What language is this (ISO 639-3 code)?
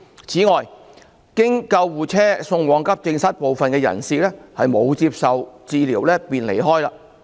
yue